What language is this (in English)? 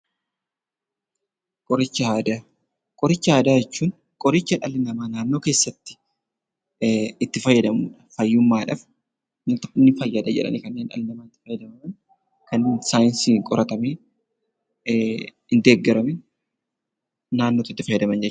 Oromo